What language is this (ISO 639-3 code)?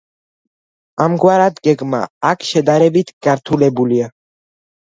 kat